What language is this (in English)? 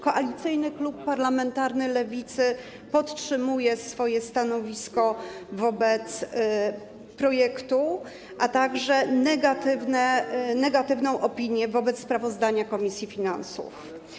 Polish